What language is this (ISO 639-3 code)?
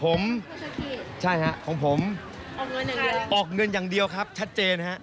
tha